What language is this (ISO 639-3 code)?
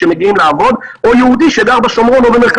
heb